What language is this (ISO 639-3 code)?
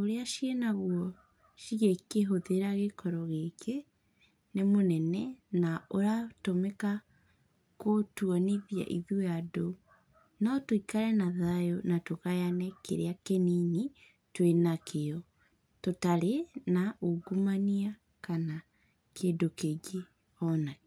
kik